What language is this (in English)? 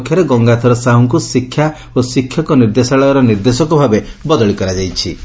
Odia